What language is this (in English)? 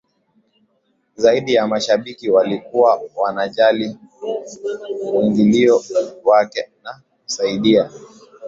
Swahili